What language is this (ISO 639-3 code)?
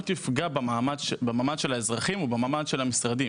heb